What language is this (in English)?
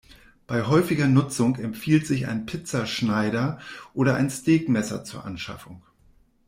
German